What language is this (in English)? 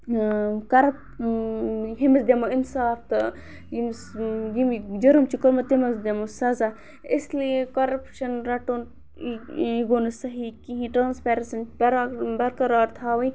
Kashmiri